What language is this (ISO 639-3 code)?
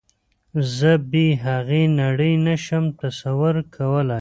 pus